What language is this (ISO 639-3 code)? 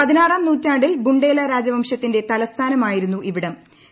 mal